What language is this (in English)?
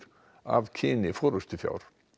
Icelandic